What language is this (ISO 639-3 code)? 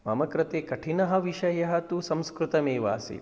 san